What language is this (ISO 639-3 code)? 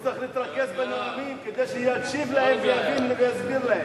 heb